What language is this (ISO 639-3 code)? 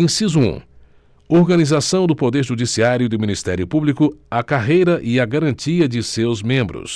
por